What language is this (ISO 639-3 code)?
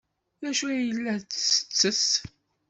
kab